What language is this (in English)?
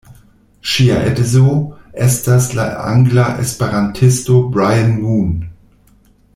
Esperanto